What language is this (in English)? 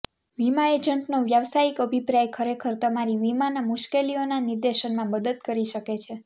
Gujarati